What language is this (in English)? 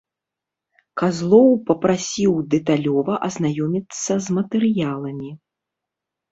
Belarusian